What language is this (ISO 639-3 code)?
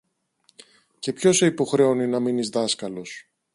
ell